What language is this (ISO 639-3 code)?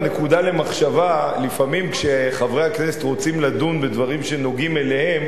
heb